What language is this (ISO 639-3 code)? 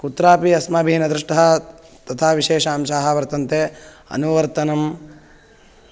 san